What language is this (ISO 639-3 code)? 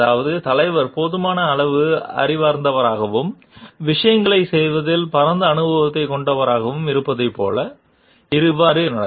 tam